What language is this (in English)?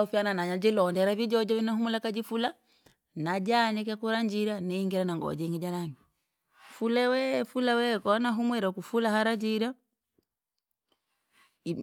Langi